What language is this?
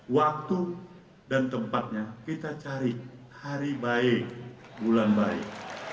Indonesian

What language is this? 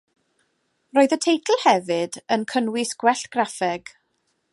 Welsh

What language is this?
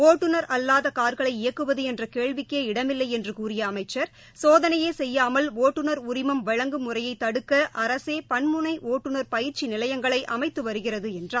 Tamil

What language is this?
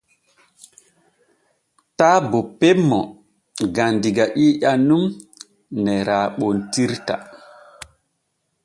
Borgu Fulfulde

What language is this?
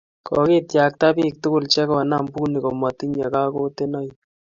Kalenjin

